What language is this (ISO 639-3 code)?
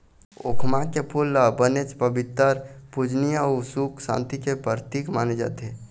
hne